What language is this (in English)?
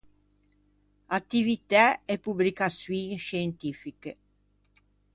Ligurian